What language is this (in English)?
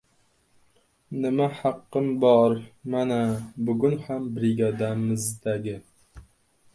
Uzbek